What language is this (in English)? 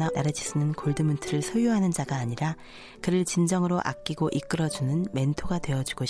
Korean